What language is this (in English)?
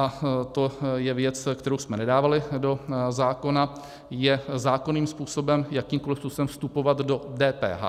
Czech